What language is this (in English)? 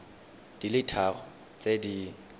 Tswana